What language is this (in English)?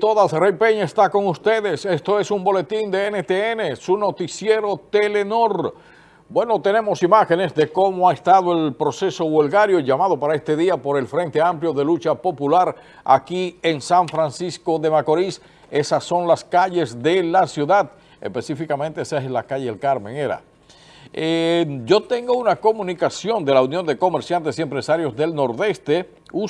Spanish